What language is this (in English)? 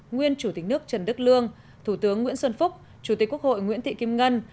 Vietnamese